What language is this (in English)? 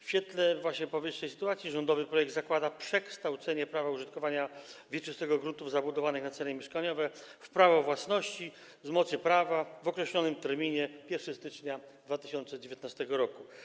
Polish